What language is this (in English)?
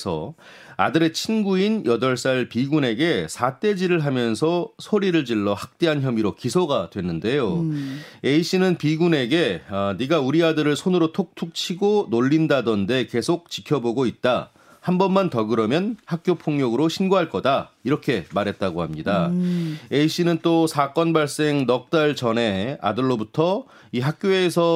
Korean